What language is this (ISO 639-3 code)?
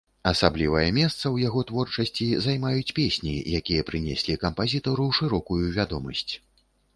bel